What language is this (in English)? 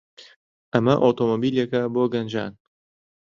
Central Kurdish